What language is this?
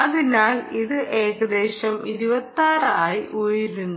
Malayalam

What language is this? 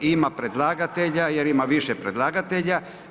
Croatian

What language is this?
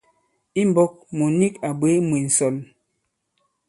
Bankon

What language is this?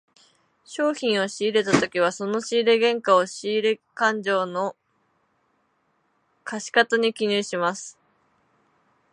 Japanese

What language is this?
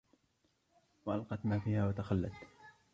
Arabic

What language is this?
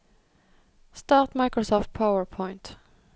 Norwegian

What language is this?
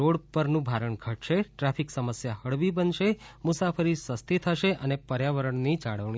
Gujarati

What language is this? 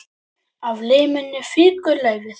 Icelandic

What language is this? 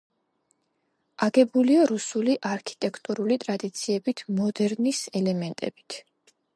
Georgian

